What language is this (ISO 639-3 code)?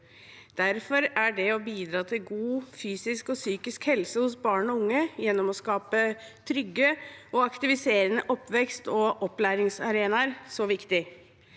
nor